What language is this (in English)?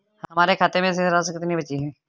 Hindi